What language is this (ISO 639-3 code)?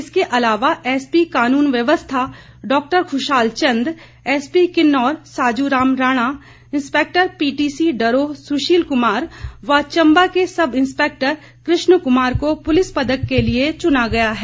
hin